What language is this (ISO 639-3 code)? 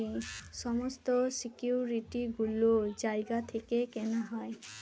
ben